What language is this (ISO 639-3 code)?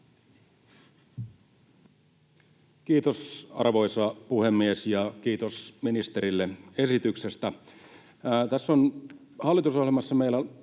fin